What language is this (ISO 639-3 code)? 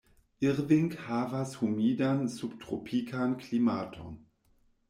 epo